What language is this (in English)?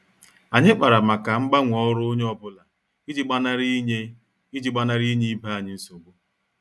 Igbo